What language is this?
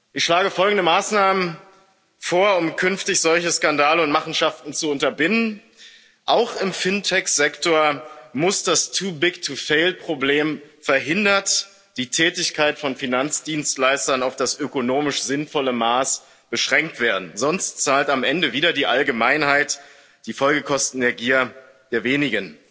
German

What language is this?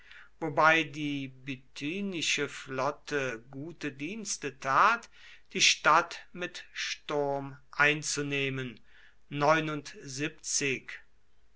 German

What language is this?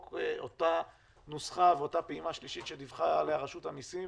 Hebrew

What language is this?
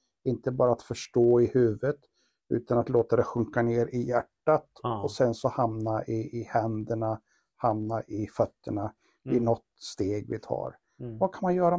Swedish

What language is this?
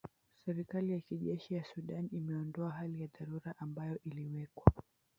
Swahili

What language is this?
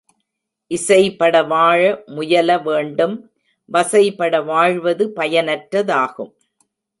Tamil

